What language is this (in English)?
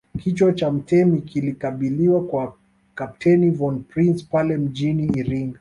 Swahili